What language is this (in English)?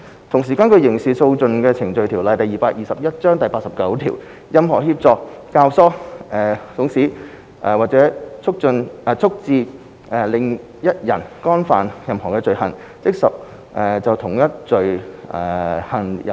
Cantonese